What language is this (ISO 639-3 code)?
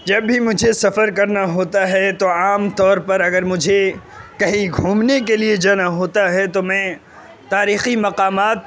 urd